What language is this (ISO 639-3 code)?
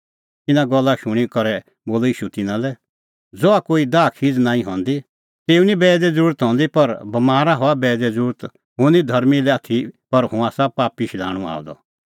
kfx